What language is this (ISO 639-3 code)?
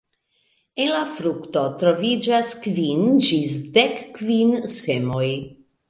epo